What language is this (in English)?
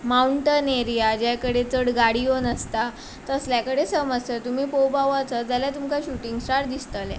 Konkani